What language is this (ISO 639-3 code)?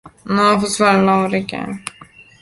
ron